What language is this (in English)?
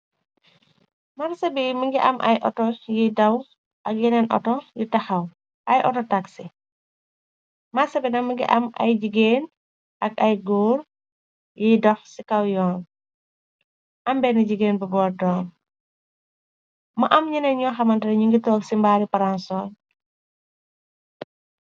Wolof